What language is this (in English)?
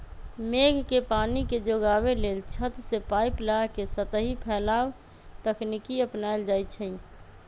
Magahi